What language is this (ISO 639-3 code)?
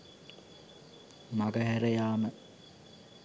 sin